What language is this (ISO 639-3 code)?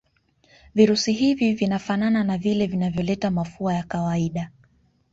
swa